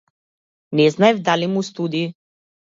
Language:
Macedonian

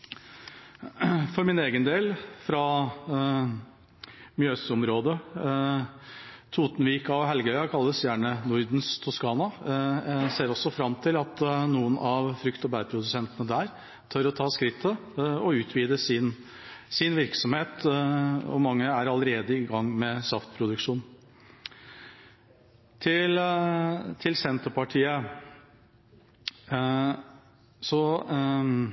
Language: Norwegian Bokmål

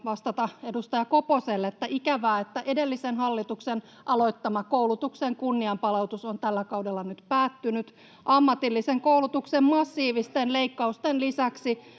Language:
Finnish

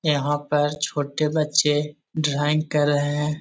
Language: Magahi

